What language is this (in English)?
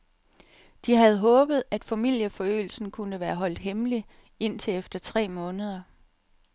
Danish